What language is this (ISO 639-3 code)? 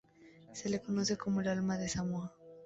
spa